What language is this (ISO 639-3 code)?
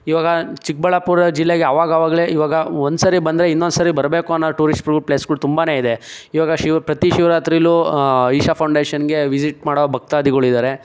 kan